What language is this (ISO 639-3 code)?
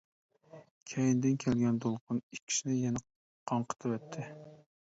uig